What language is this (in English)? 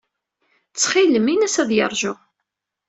Kabyle